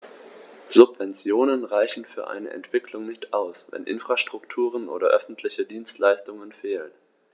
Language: German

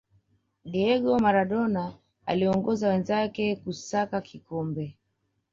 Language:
Swahili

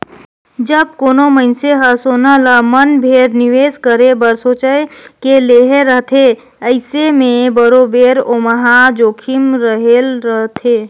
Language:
Chhattisgarhi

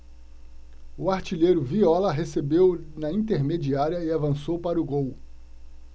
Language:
Portuguese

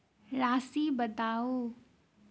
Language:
Maithili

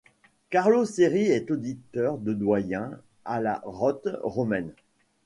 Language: French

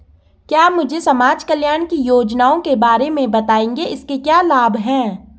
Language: Hindi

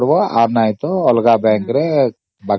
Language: Odia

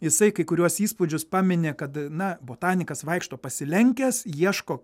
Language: Lithuanian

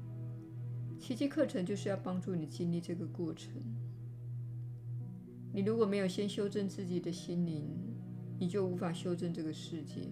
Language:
Chinese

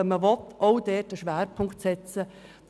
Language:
Swiss German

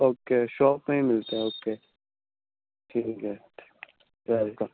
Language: Urdu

